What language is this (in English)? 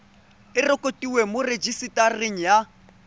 Tswana